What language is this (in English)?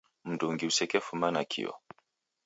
Taita